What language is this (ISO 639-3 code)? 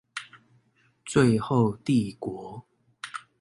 zho